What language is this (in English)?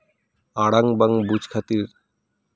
Santali